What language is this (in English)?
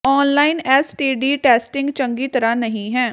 Punjabi